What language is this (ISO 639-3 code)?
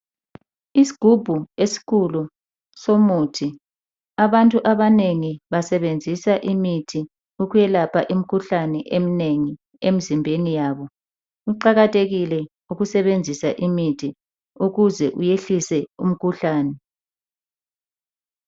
nde